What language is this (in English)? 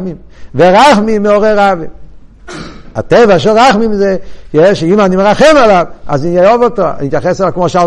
Hebrew